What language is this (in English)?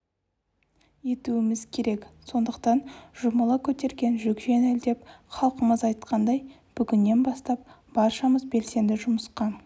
Kazakh